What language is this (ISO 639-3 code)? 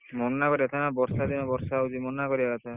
ori